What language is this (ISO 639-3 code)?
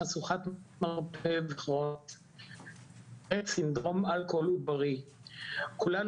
heb